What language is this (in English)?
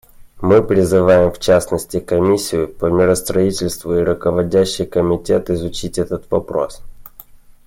Russian